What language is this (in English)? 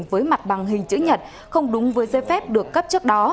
Vietnamese